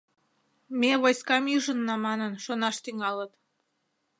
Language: Mari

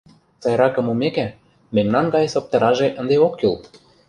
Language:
Mari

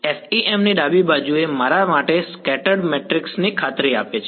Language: Gujarati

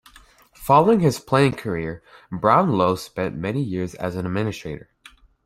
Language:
English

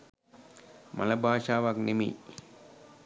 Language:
Sinhala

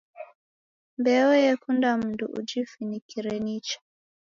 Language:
Taita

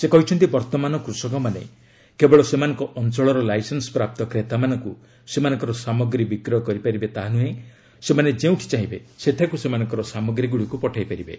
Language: Odia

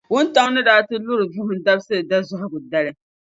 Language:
Dagbani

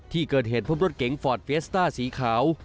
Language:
Thai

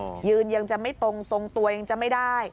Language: Thai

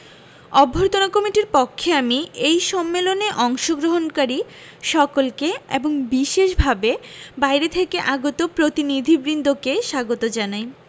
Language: Bangla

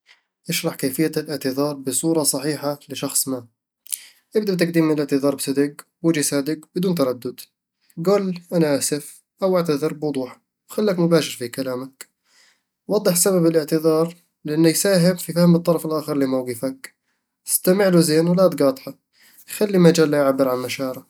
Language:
Eastern Egyptian Bedawi Arabic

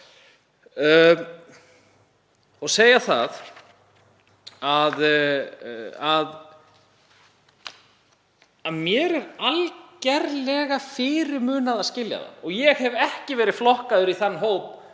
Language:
Icelandic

